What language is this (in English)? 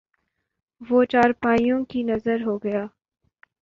Urdu